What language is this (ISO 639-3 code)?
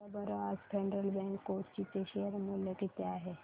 mar